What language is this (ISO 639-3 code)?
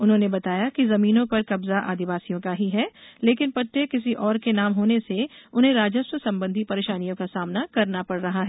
hin